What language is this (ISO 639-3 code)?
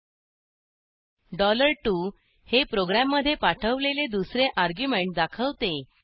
mar